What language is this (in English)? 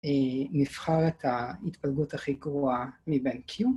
Hebrew